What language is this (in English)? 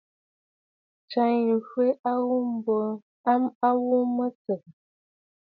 Bafut